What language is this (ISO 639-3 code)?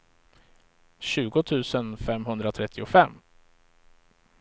swe